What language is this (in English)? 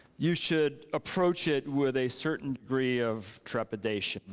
English